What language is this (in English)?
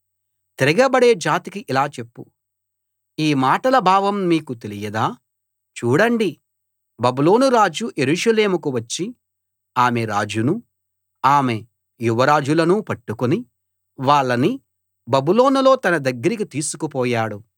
Telugu